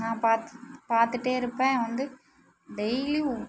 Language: Tamil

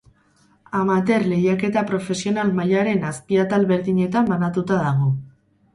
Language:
Basque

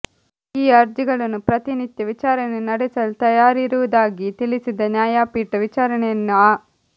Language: Kannada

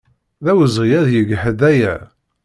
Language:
Kabyle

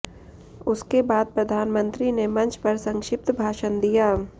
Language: Hindi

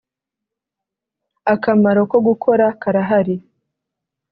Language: Kinyarwanda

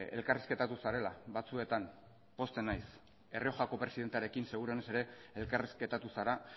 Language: Basque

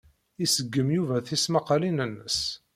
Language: Kabyle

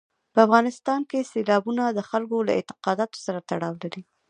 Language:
Pashto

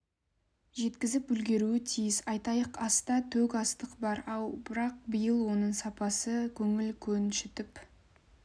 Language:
Kazakh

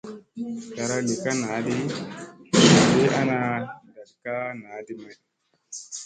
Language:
Musey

